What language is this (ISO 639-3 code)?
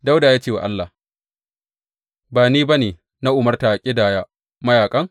hau